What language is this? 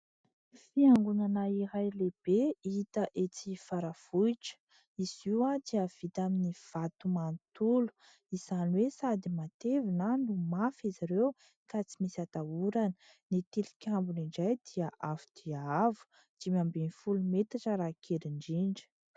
Malagasy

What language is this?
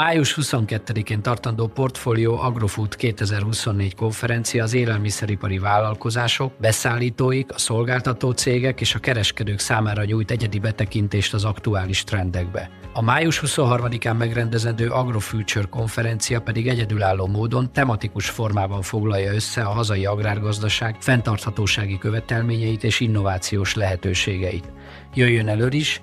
Hungarian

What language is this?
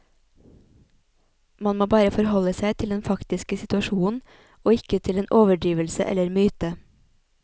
Norwegian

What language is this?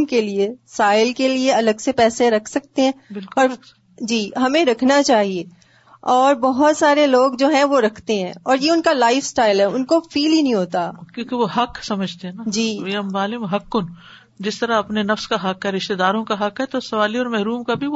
Urdu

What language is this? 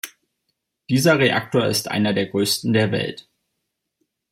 German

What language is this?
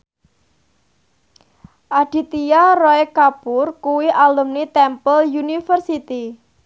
Javanese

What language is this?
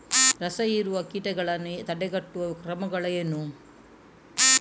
Kannada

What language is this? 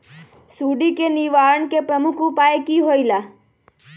Magahi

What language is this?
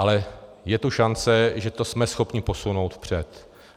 Czech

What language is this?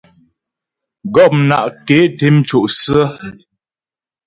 Ghomala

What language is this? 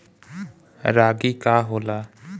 Bhojpuri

